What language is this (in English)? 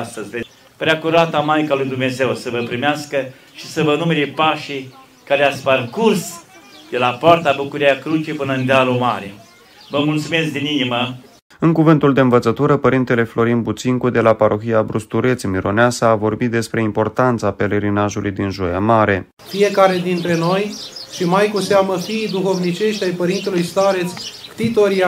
Romanian